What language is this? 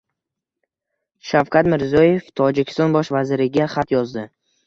Uzbek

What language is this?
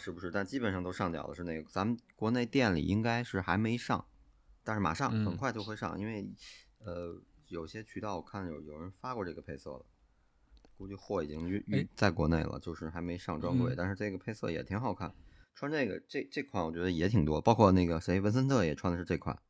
Chinese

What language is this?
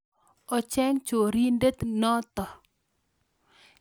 Kalenjin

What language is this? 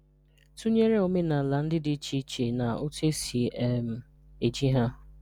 Igbo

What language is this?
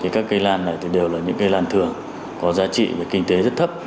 Vietnamese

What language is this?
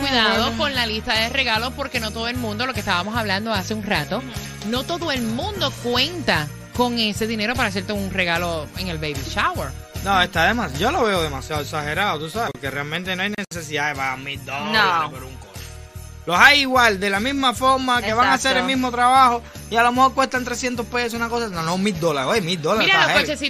Spanish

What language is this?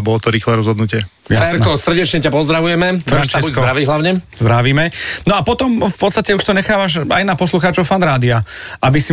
Slovak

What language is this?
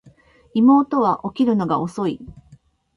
Japanese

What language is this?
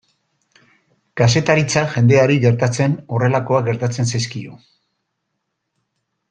Basque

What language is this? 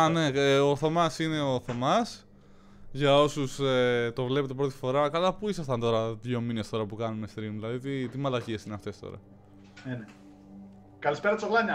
Greek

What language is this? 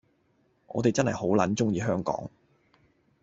Cantonese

